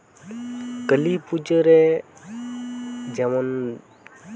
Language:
Santali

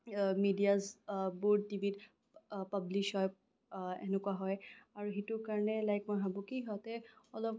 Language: Assamese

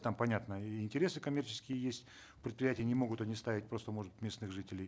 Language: Kazakh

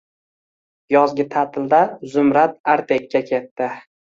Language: Uzbek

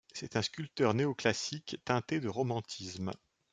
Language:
French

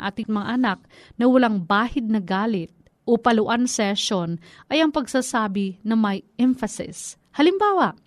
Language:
Filipino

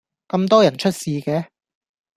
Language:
Cantonese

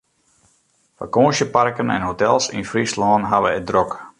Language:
Western Frisian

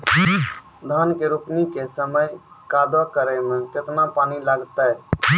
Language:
Maithili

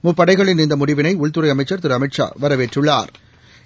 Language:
Tamil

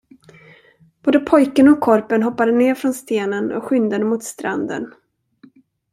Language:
Swedish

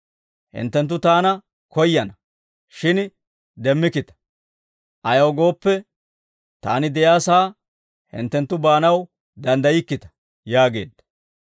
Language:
Dawro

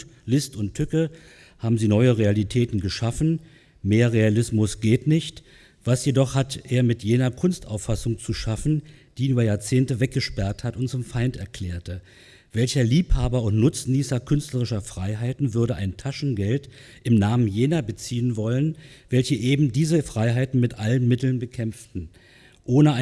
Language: German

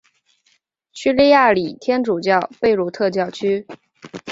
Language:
Chinese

